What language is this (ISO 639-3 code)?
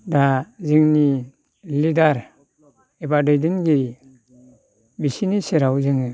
brx